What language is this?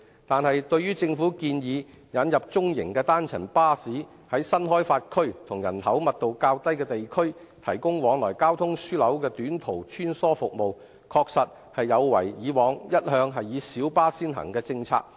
Cantonese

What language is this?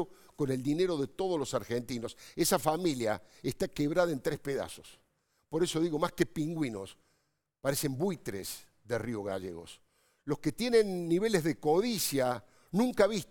Spanish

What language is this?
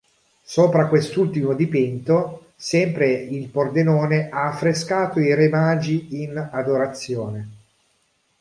Italian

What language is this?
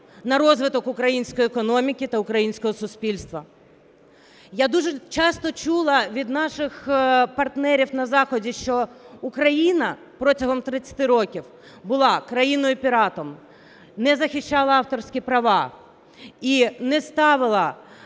Ukrainian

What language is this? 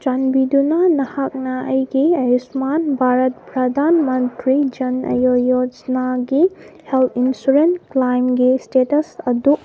Manipuri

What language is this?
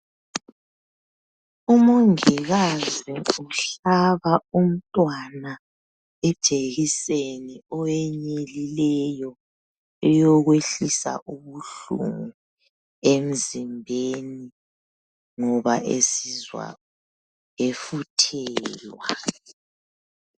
North Ndebele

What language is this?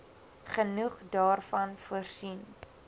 Afrikaans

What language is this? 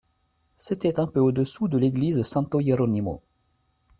French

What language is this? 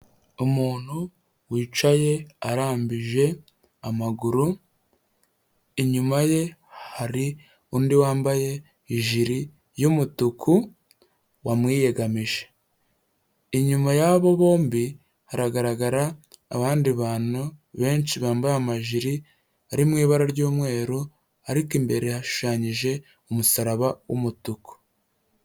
Kinyarwanda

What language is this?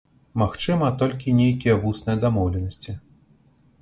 Belarusian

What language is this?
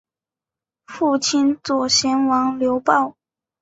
Chinese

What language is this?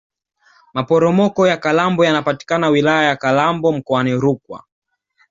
Swahili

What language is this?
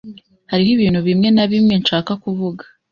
Kinyarwanda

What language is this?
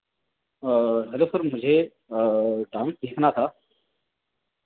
Hindi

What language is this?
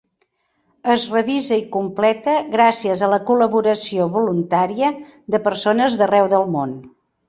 Catalan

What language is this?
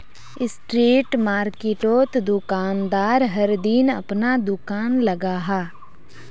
Magahi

